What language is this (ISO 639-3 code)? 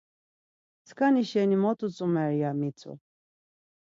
lzz